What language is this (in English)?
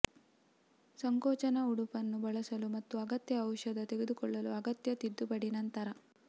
Kannada